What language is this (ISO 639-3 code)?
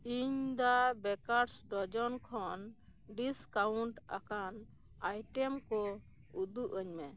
sat